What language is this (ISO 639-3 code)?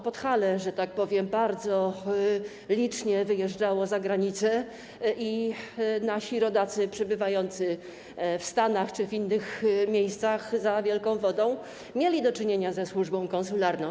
pol